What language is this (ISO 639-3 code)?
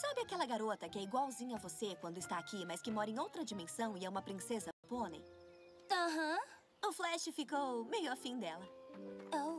por